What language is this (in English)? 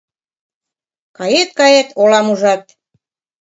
Mari